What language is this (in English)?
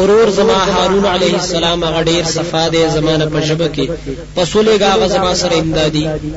Arabic